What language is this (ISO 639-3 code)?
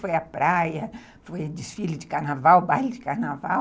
por